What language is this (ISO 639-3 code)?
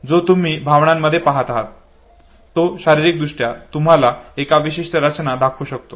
mar